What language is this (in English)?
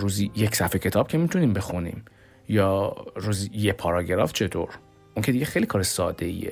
Persian